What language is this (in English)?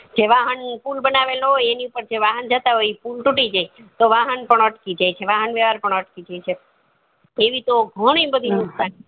Gujarati